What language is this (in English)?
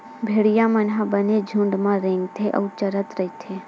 Chhattisgarhi